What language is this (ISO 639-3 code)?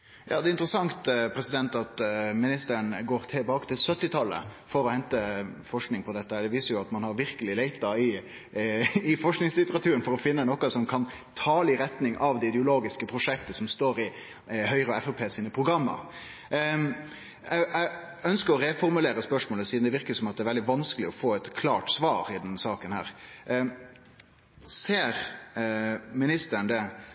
nno